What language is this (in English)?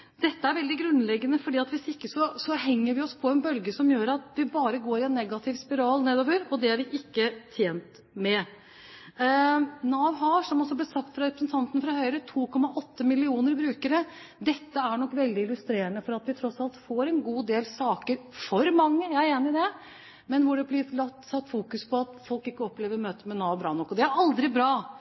Norwegian Bokmål